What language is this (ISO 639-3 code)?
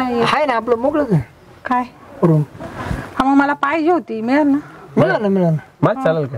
ara